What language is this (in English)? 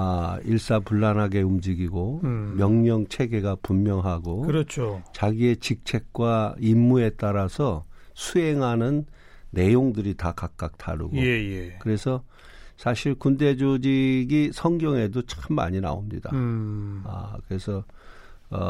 Korean